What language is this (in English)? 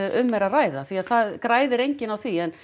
Icelandic